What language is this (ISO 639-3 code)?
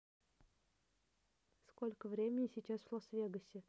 rus